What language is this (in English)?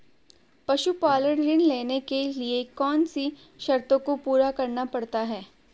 Hindi